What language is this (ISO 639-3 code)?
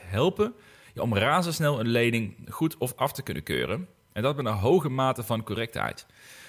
nld